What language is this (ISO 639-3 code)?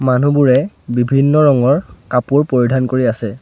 asm